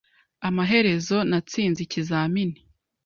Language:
Kinyarwanda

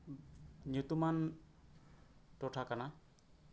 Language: Santali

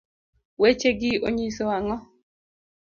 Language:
Luo (Kenya and Tanzania)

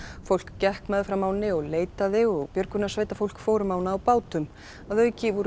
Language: Icelandic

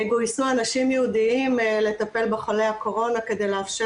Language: Hebrew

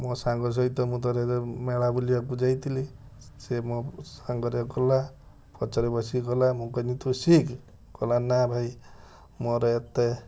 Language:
Odia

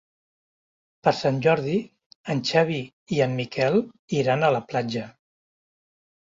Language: Catalan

